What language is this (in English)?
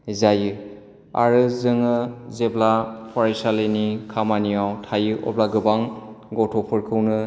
Bodo